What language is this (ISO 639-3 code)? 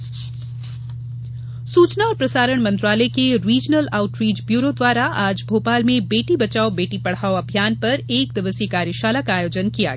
hin